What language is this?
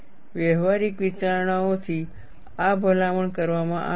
Gujarati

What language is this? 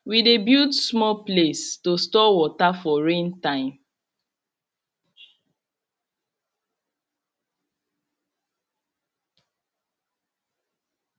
Nigerian Pidgin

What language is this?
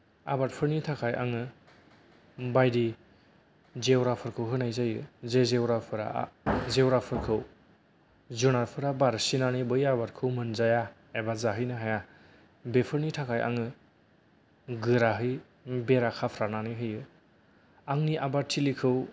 Bodo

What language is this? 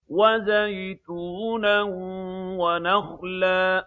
Arabic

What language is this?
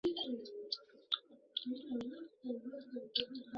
Chinese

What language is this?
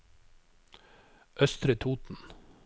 Norwegian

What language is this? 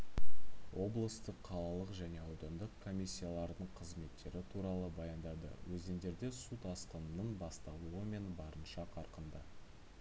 Kazakh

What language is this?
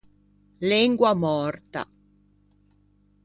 Ligurian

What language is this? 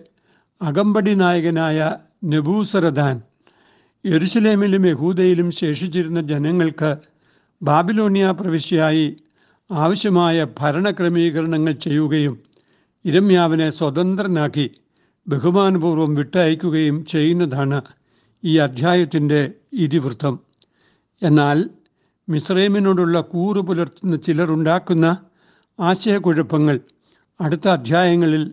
Malayalam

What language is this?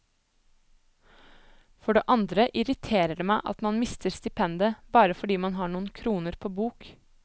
Norwegian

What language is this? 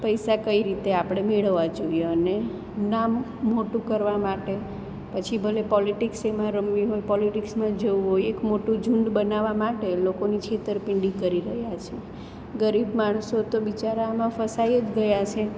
Gujarati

